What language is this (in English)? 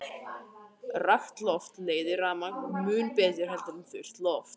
Icelandic